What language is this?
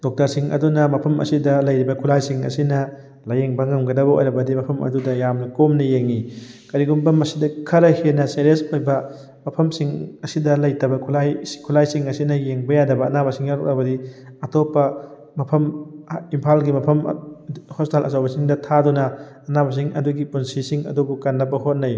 Manipuri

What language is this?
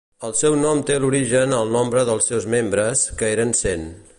Catalan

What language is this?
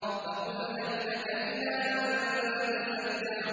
Arabic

